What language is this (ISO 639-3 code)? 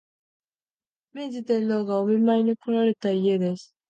jpn